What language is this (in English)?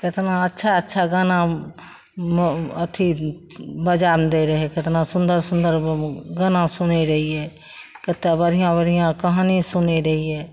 Maithili